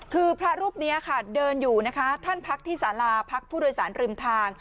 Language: Thai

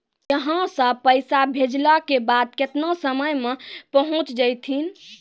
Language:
Maithili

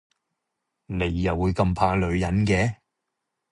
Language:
Cantonese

